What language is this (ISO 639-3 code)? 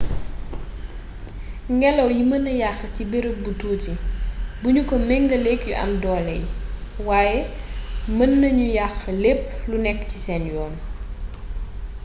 wol